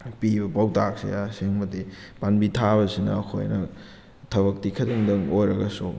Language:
Manipuri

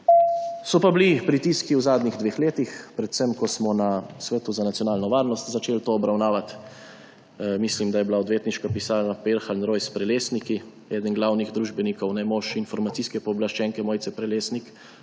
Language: Slovenian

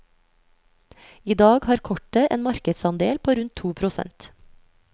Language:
Norwegian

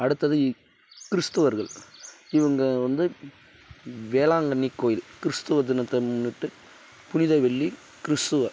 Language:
Tamil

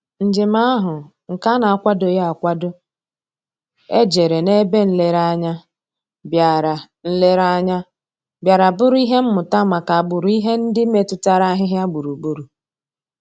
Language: Igbo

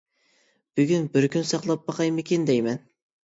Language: Uyghur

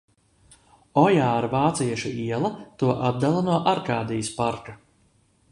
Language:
Latvian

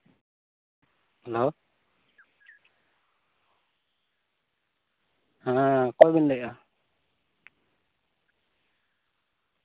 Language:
Santali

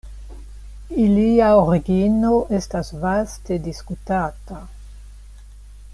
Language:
Esperanto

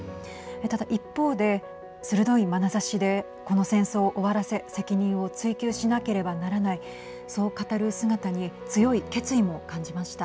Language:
Japanese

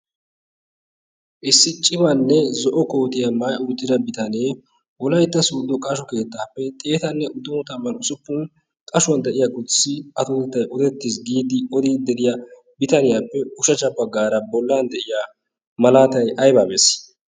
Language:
Wolaytta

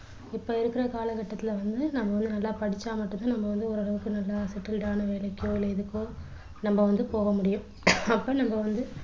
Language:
Tamil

